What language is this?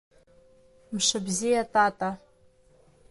Abkhazian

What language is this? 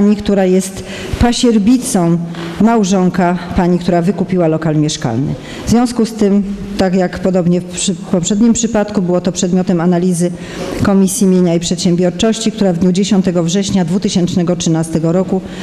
Polish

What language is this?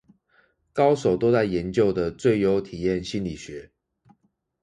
Chinese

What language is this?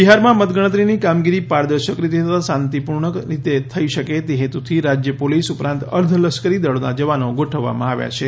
Gujarati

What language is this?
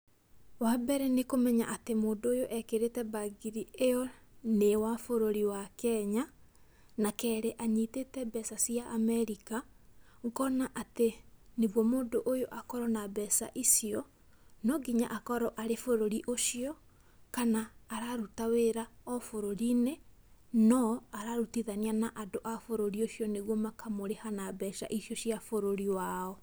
Kikuyu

